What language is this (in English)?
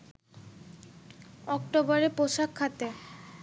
Bangla